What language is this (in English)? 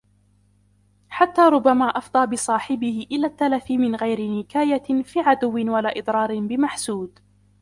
Arabic